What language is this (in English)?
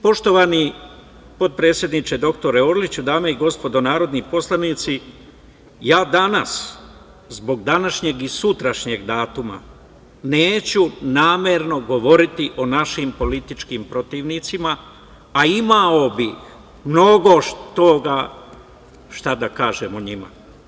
Serbian